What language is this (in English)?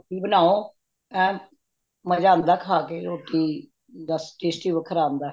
Punjabi